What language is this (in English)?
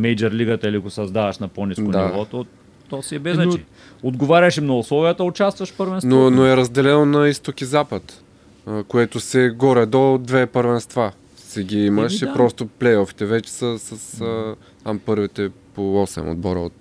Bulgarian